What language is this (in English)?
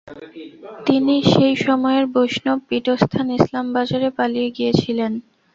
Bangla